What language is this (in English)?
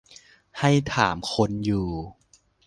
Thai